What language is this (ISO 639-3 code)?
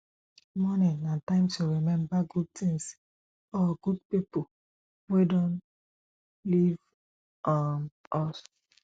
pcm